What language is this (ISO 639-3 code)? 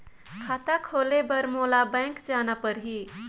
hne